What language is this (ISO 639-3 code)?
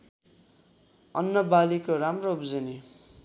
nep